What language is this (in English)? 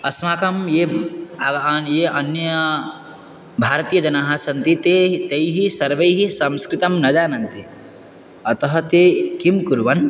Sanskrit